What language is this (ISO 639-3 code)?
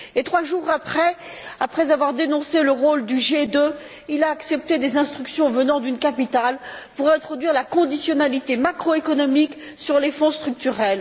fra